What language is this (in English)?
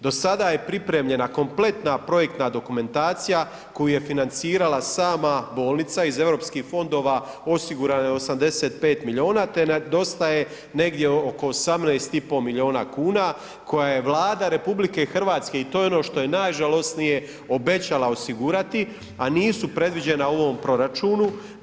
Croatian